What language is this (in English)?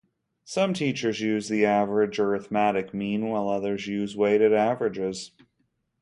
English